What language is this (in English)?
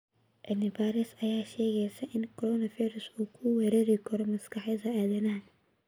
Somali